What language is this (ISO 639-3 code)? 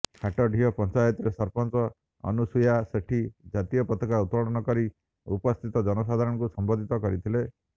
ori